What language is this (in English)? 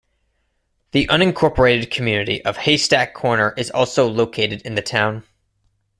English